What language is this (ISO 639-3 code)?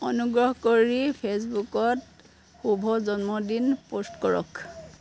asm